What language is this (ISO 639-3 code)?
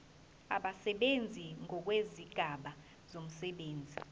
zul